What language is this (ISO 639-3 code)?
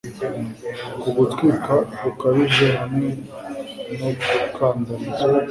kin